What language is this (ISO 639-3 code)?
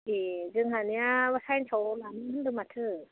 brx